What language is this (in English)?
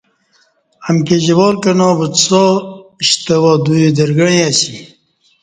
Kati